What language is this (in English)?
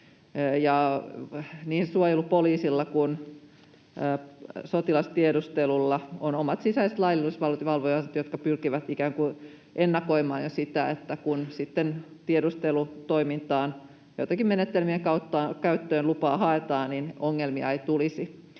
Finnish